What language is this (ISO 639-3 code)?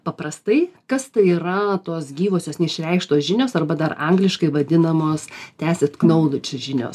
lit